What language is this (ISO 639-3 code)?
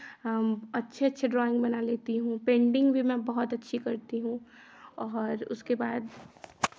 hin